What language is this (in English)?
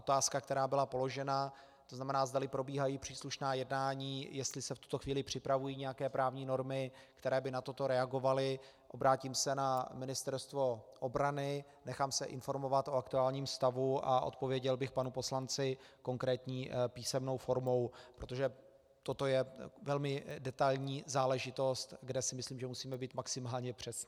Czech